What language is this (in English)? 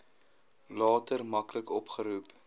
Afrikaans